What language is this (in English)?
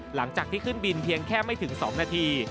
Thai